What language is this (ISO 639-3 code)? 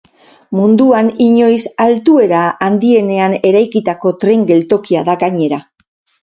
eus